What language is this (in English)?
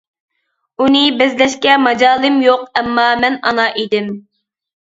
Uyghur